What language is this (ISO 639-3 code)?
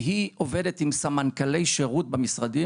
heb